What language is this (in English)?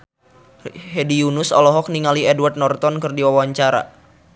Sundanese